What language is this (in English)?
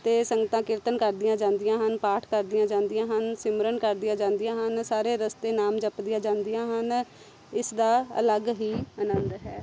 Punjabi